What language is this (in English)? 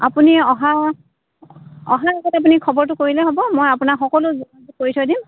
Assamese